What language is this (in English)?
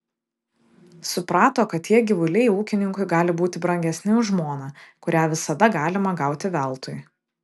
Lithuanian